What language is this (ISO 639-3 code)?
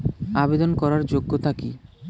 ben